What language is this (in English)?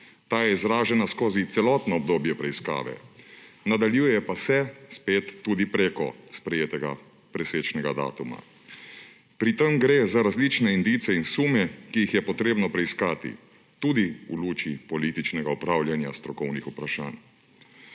Slovenian